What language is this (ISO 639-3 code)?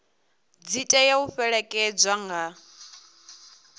ven